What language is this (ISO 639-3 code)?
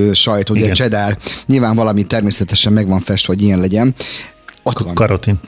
hun